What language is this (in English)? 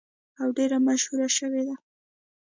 Pashto